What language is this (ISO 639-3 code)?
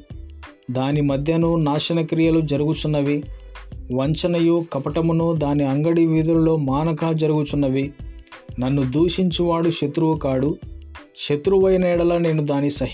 tel